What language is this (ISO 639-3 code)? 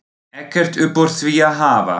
isl